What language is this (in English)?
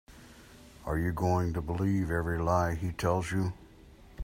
English